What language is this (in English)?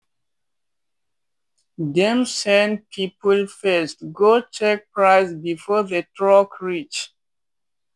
Nigerian Pidgin